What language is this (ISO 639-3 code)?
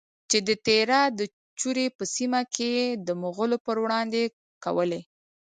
pus